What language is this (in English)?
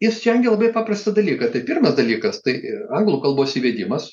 Lithuanian